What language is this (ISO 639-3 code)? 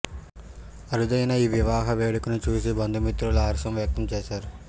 tel